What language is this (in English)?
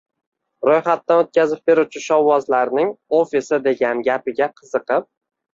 Uzbek